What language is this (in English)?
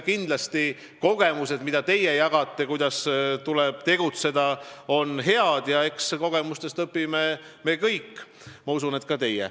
Estonian